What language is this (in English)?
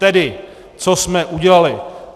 Czech